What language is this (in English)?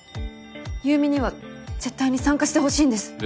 Japanese